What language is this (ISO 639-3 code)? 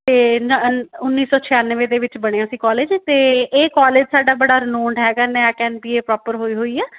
pan